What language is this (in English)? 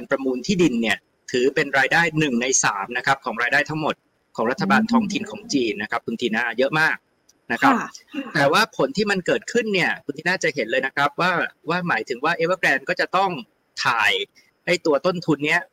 Thai